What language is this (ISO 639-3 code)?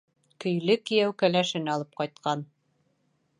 bak